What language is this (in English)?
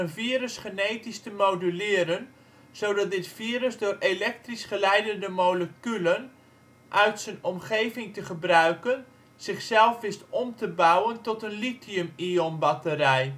Dutch